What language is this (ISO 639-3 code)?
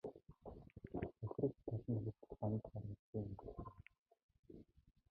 mon